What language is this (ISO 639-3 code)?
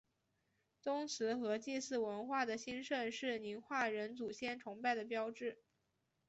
zho